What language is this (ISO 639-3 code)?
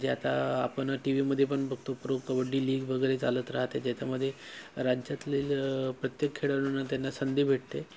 mar